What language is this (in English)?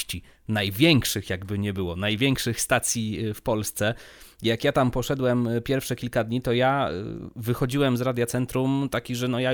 Polish